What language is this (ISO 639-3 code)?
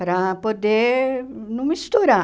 por